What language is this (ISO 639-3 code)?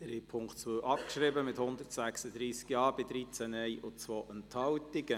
gsw